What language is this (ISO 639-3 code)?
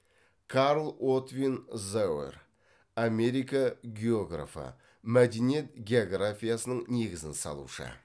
kaz